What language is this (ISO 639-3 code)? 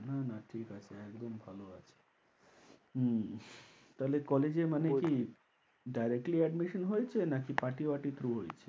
ben